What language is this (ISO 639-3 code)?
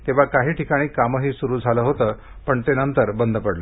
mar